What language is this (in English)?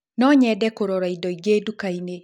Kikuyu